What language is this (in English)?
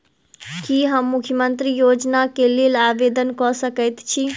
Maithili